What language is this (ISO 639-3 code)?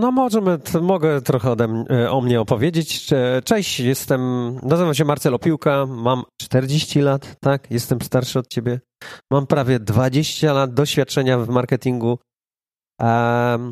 pol